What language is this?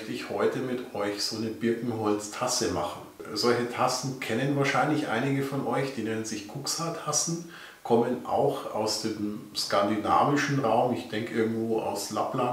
German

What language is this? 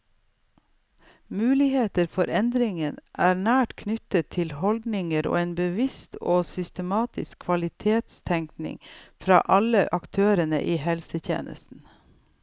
Norwegian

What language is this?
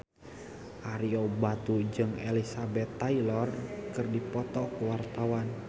Sundanese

